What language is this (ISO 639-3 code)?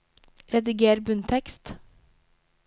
nor